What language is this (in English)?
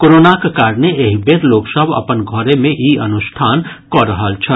Maithili